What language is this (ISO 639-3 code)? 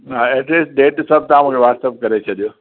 snd